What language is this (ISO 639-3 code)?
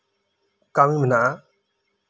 sat